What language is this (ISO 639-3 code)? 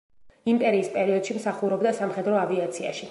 kat